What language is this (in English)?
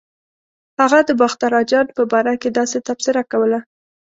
Pashto